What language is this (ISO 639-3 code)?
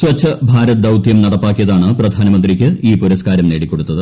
mal